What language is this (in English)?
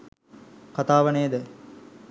Sinhala